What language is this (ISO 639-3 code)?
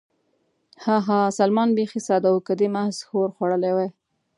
pus